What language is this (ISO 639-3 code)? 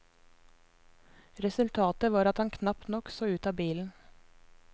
nor